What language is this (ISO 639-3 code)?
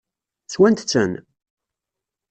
kab